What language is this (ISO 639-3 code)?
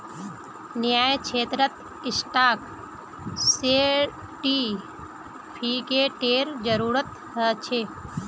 mag